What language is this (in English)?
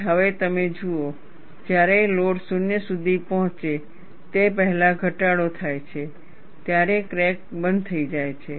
Gujarati